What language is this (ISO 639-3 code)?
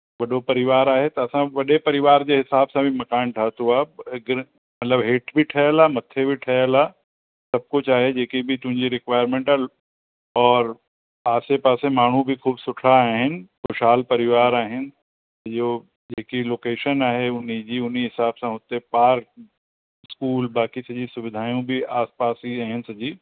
snd